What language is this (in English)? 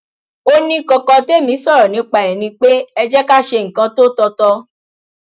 Yoruba